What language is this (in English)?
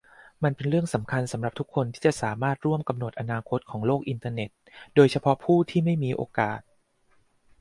Thai